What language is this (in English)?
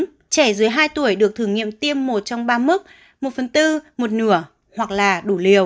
Vietnamese